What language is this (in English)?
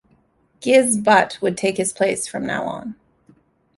English